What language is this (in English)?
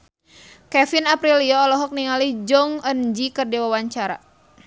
Sundanese